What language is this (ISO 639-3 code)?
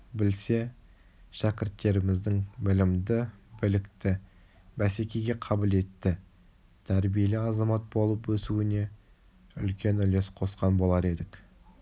kaz